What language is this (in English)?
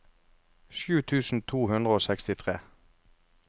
Norwegian